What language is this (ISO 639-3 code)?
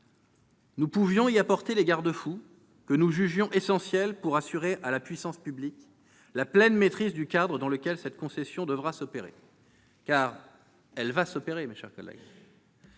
fra